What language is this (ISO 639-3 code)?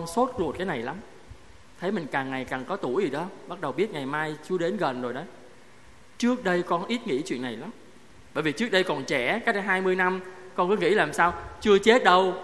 vie